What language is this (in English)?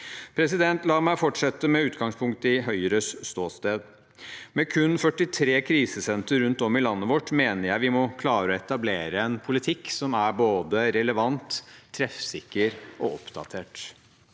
Norwegian